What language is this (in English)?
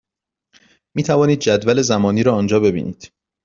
Persian